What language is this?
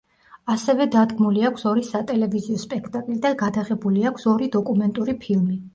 Georgian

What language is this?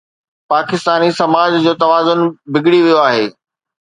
Sindhi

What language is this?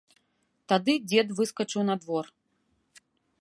Belarusian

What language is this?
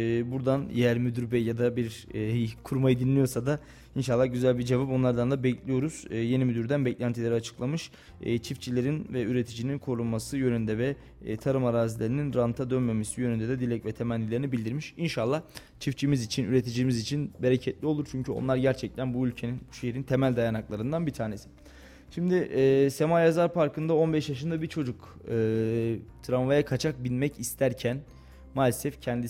Turkish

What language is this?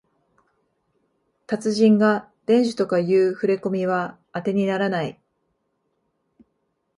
Japanese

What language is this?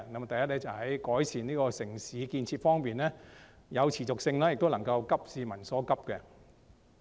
Cantonese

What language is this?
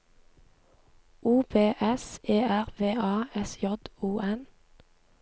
Norwegian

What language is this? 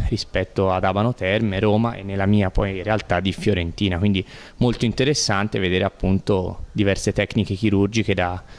Italian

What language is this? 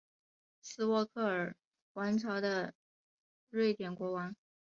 Chinese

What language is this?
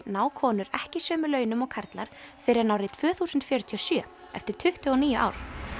Icelandic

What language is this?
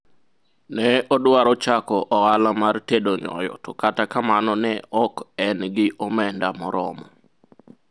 Luo (Kenya and Tanzania)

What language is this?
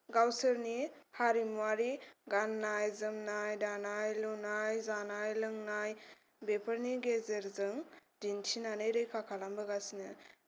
Bodo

